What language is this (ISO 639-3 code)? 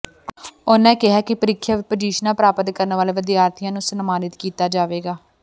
pan